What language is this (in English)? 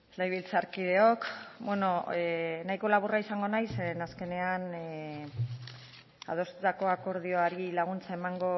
Basque